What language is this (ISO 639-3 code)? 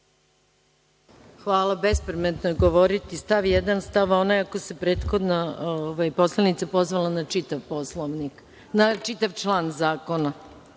srp